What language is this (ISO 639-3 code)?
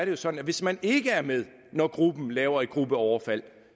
dan